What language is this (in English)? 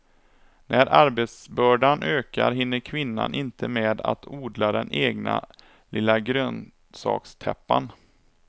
Swedish